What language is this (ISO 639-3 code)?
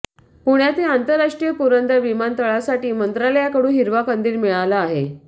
mar